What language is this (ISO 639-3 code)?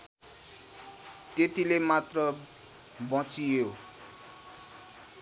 nep